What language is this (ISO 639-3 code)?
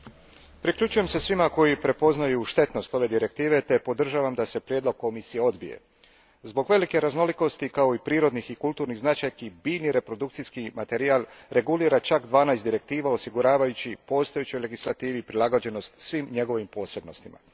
hrv